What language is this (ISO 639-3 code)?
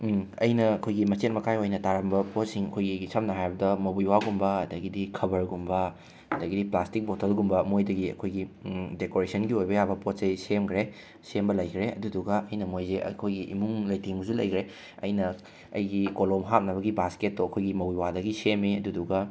mni